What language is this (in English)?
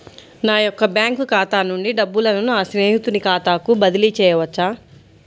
Telugu